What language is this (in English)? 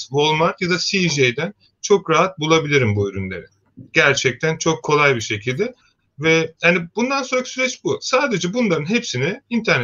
Turkish